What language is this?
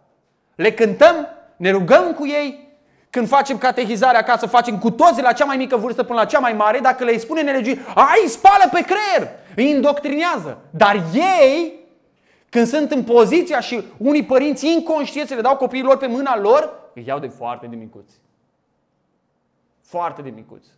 Romanian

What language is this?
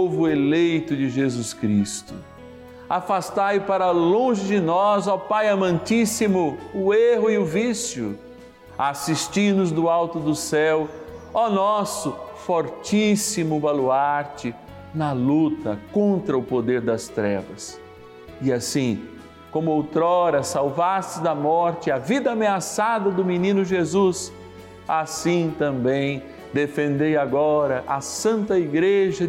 Portuguese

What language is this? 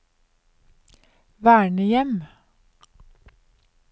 Norwegian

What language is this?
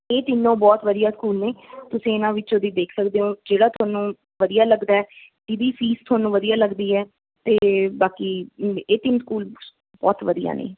Punjabi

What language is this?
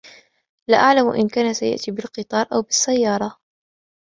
Arabic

